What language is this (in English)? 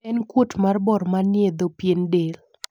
Luo (Kenya and Tanzania)